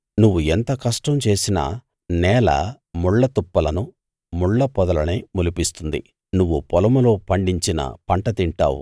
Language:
Telugu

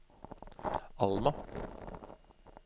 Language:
Norwegian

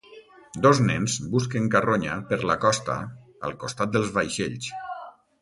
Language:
Catalan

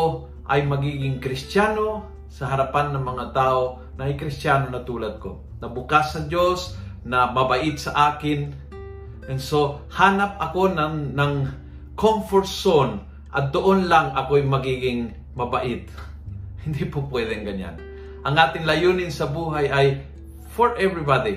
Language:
Filipino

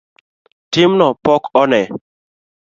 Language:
Luo (Kenya and Tanzania)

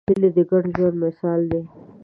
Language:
Pashto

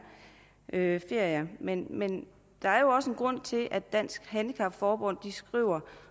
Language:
Danish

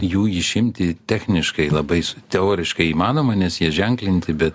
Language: Lithuanian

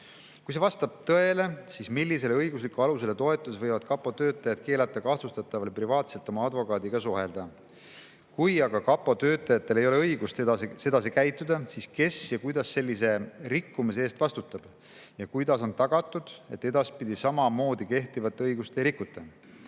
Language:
Estonian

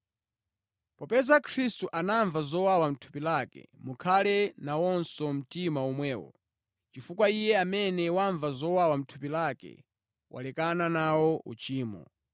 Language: Nyanja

